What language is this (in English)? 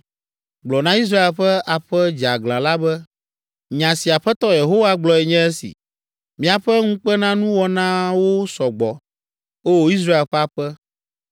Ewe